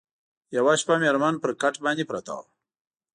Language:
Pashto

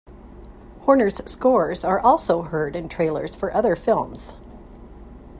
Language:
English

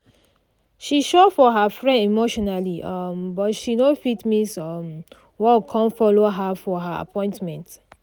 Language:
Nigerian Pidgin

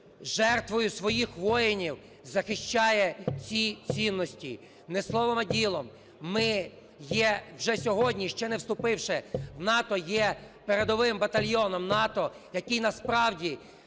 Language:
Ukrainian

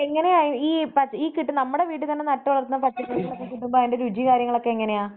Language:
Malayalam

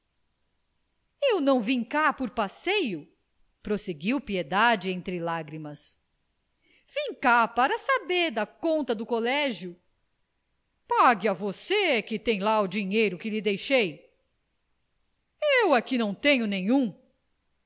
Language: Portuguese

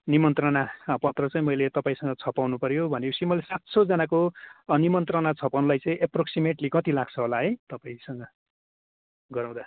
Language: Nepali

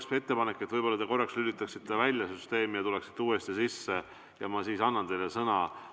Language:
Estonian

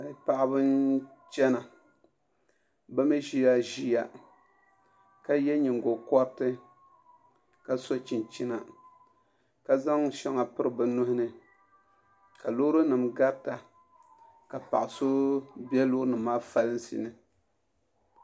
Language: Dagbani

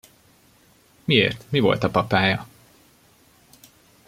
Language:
Hungarian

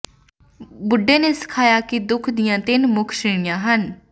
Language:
Punjabi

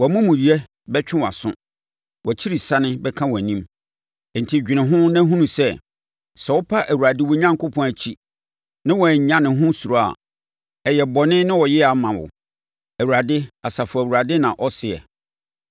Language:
Akan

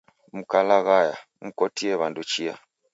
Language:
Taita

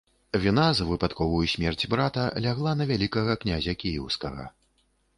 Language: Belarusian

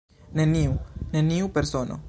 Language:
Esperanto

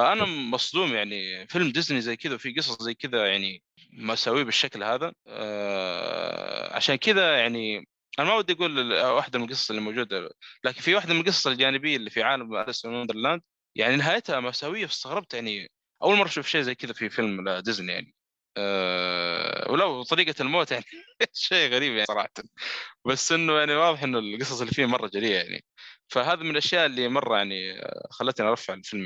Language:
Arabic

